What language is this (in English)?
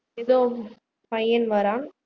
Tamil